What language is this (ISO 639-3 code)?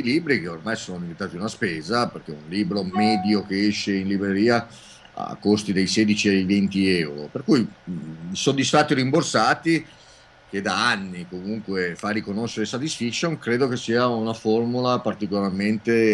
ita